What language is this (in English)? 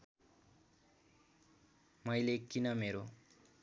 Nepali